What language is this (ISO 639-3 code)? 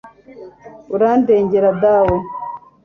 kin